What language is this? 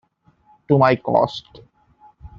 English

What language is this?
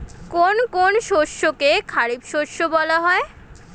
Bangla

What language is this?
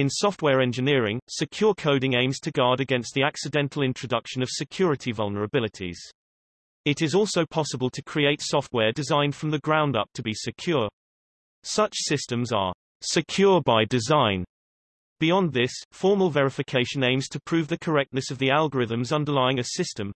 English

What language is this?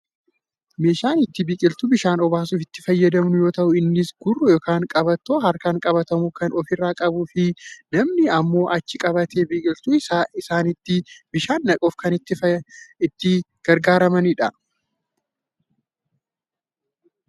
Oromo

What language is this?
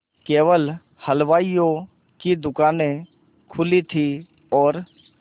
Hindi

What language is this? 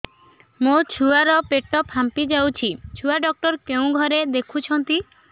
Odia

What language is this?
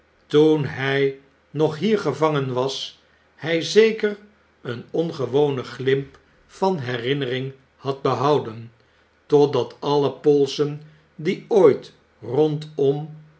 Dutch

